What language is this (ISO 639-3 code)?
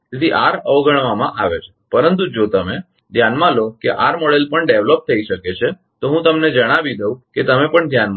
guj